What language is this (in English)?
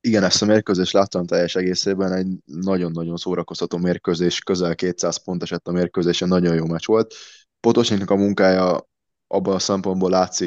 Hungarian